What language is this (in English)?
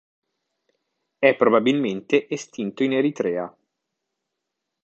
Italian